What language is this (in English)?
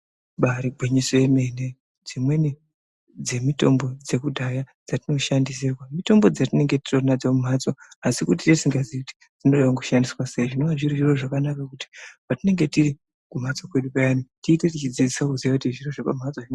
Ndau